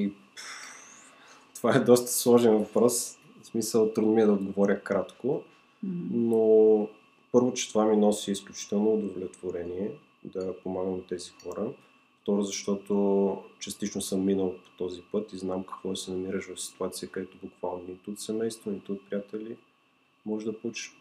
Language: Bulgarian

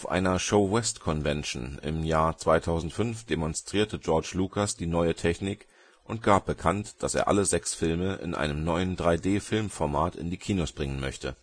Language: German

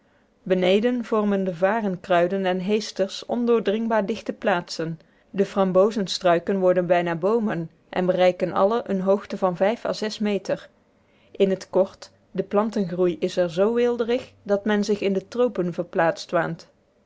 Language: Dutch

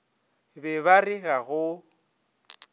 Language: Northern Sotho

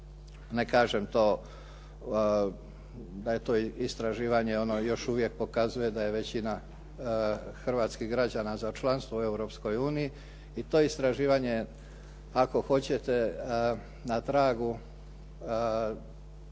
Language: Croatian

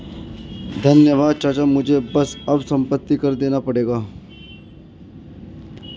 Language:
Hindi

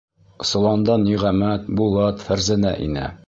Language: Bashkir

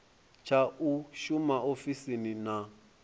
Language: Venda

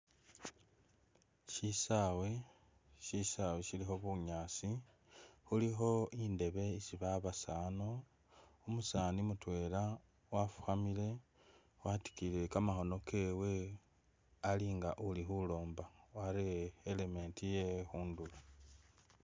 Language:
Masaaba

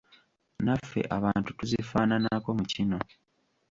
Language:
Ganda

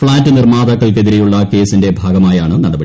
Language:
Malayalam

